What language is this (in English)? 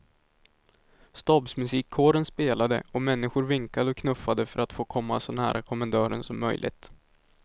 Swedish